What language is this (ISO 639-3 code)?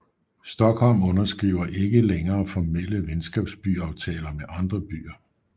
dan